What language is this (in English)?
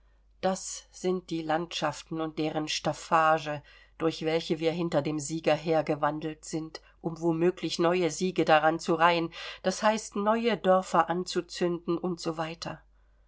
German